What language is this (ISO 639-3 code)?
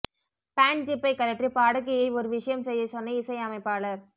tam